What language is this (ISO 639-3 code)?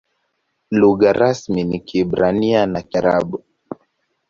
swa